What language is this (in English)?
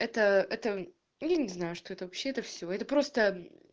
Russian